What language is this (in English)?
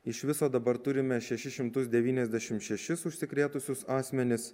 Lithuanian